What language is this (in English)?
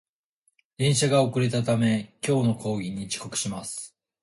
Japanese